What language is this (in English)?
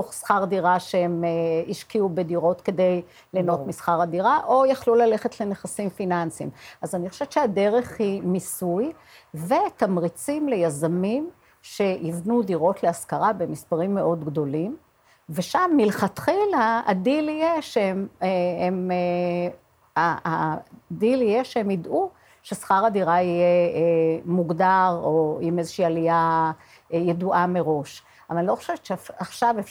Hebrew